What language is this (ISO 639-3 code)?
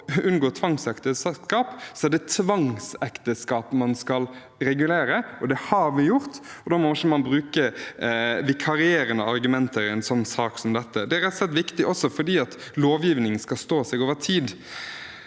nor